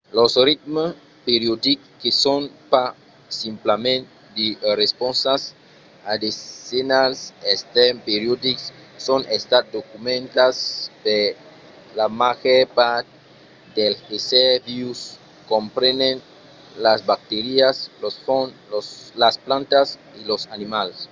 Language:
Occitan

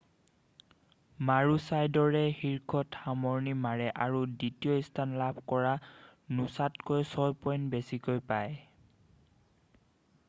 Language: Assamese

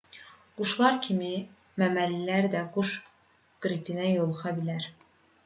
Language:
Azerbaijani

